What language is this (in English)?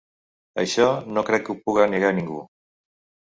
Catalan